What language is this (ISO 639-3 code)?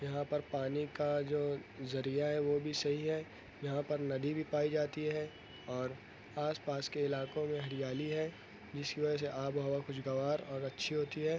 urd